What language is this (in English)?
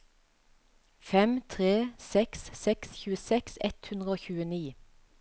Norwegian